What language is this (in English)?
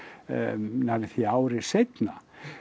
Icelandic